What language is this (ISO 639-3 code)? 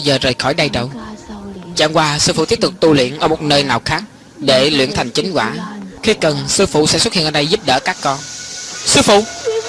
vie